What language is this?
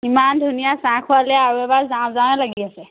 Assamese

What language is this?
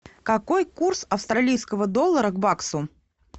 Russian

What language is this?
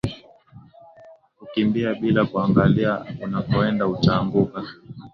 Swahili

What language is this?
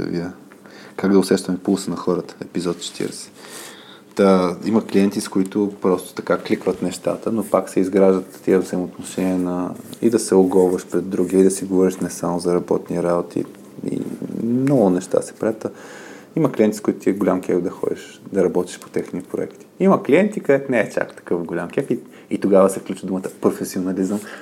Bulgarian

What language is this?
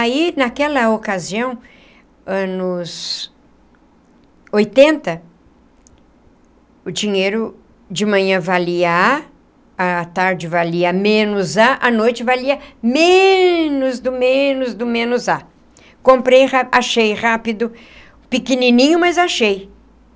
Portuguese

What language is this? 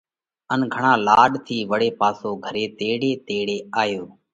Parkari Koli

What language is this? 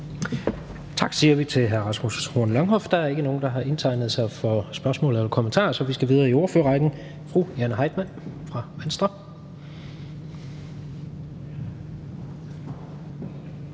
Danish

